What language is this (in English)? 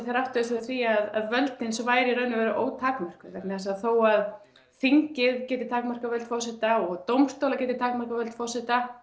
Icelandic